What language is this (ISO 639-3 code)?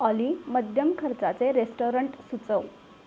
mar